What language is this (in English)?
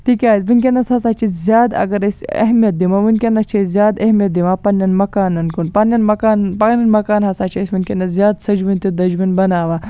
Kashmiri